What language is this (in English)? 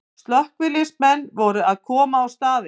Icelandic